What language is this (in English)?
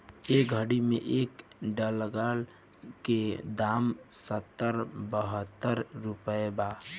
Bhojpuri